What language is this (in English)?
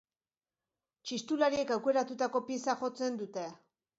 Basque